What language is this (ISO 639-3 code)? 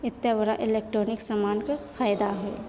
mai